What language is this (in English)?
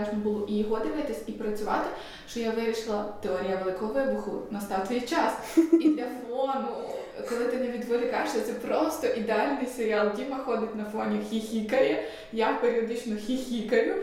Ukrainian